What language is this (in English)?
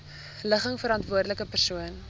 Afrikaans